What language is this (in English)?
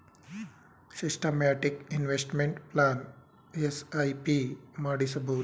Kannada